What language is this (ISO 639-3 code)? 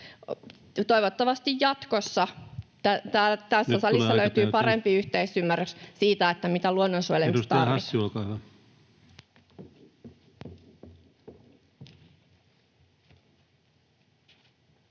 fin